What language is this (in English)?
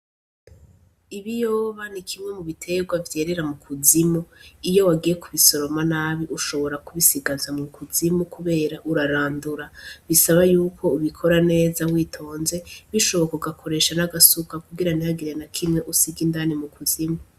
Rundi